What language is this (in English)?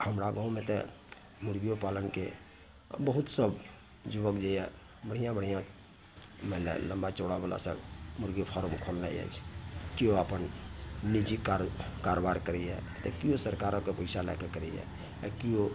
Maithili